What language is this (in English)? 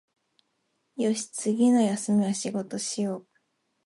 Japanese